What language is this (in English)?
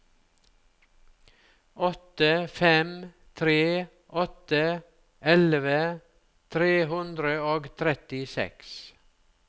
Norwegian